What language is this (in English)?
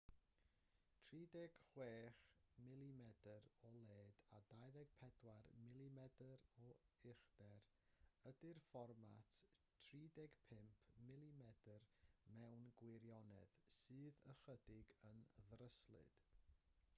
Welsh